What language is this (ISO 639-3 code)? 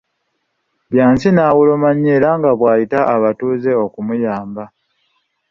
lug